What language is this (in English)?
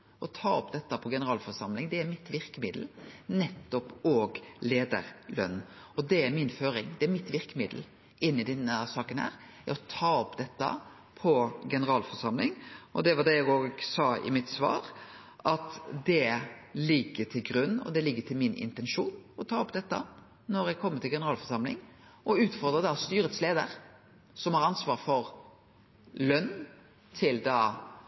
Norwegian Nynorsk